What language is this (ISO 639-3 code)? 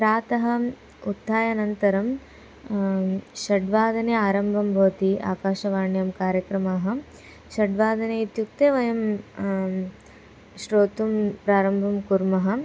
san